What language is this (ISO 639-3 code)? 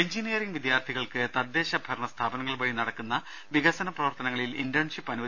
mal